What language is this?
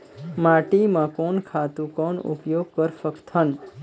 Chhattisgarhi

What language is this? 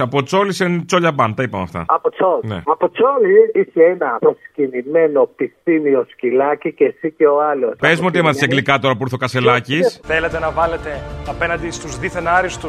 Greek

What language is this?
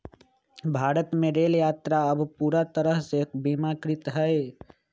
Magahi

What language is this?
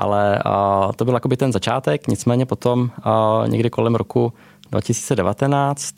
Czech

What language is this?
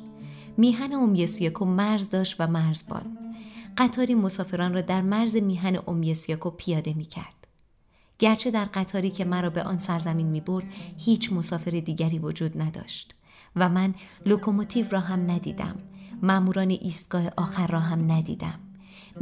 Persian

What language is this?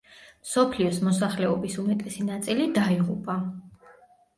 Georgian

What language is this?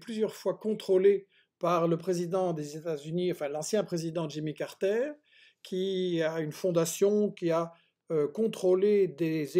French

